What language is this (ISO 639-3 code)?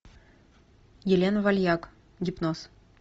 rus